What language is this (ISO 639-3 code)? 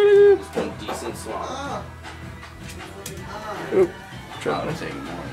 eng